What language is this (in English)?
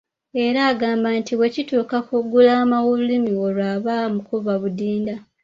Ganda